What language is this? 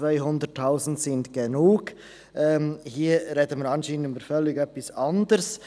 Swiss German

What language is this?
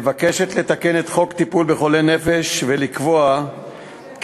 Hebrew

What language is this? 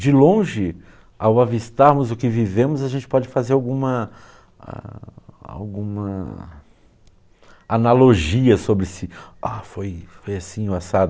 Portuguese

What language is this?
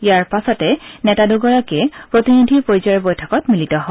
Assamese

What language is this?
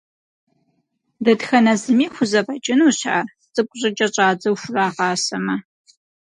Kabardian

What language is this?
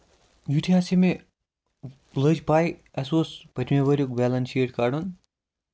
Kashmiri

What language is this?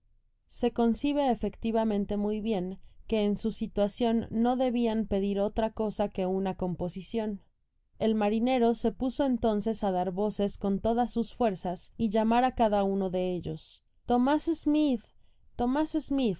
Spanish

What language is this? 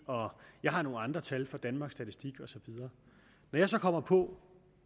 Danish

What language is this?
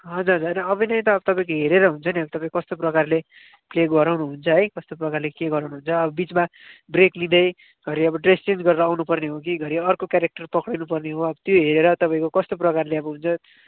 Nepali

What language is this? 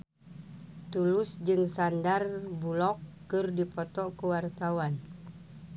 Sundanese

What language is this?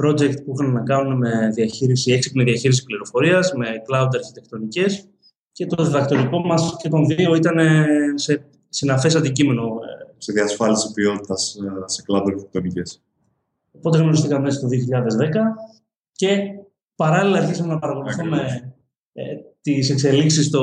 Greek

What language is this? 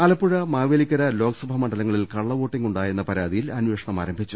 Malayalam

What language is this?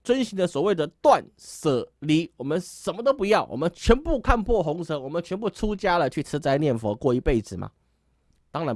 Chinese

